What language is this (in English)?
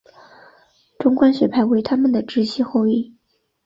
Chinese